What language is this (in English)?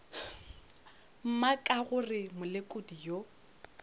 Northern Sotho